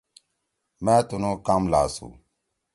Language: Torwali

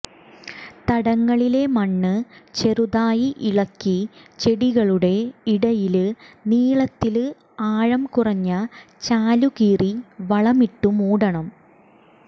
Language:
Malayalam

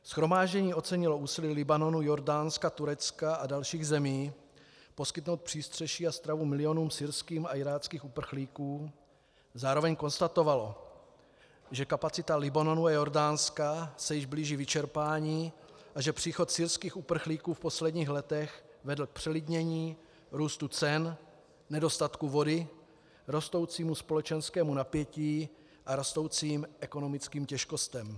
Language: Czech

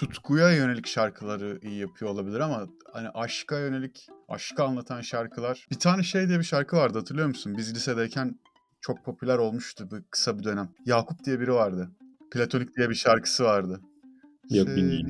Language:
Turkish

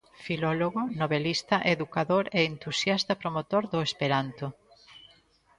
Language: Galician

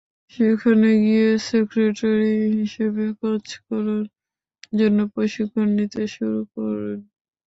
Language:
Bangla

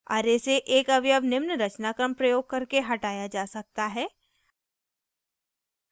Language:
Hindi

